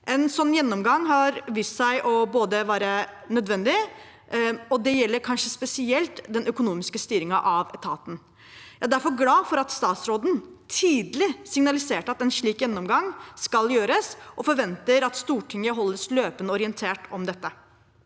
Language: Norwegian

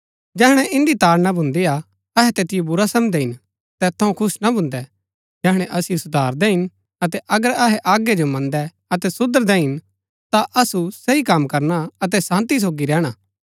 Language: Gaddi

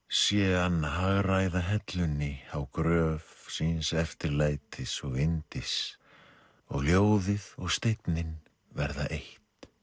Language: Icelandic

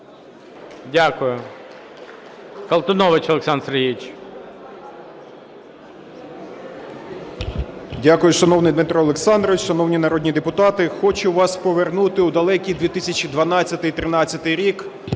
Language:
Ukrainian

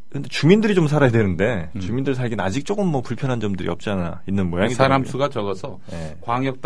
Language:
Korean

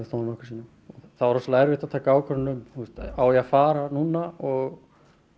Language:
Icelandic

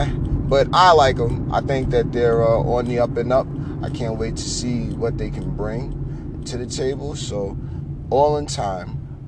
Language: English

